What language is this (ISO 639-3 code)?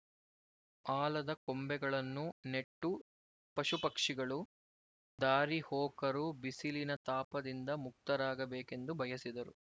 kan